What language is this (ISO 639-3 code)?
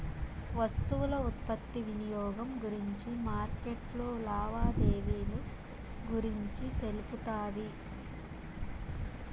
tel